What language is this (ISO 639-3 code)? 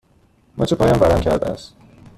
fas